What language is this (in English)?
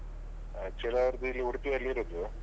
Kannada